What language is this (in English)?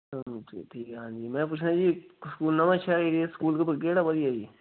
Punjabi